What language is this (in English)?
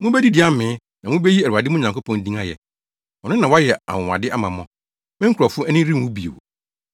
Akan